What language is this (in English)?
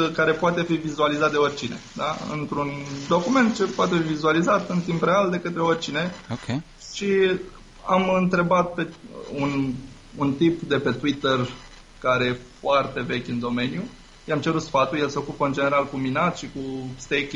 Romanian